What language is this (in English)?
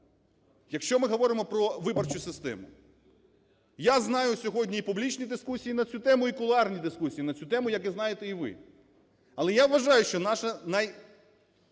Ukrainian